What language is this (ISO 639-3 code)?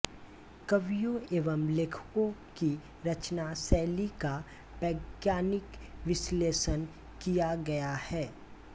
hin